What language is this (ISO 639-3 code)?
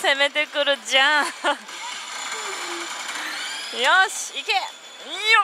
jpn